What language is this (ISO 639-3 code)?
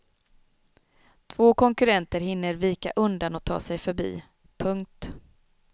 swe